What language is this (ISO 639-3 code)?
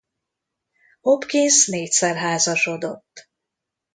hun